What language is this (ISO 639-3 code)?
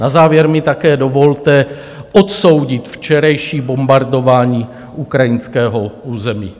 ces